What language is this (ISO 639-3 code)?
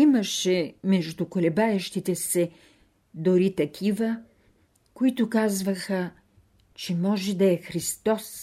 bul